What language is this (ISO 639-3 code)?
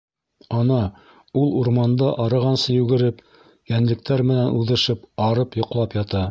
bak